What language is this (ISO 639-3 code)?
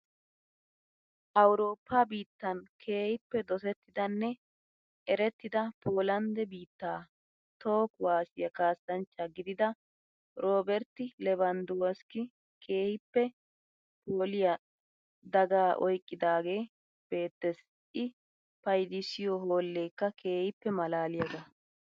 wal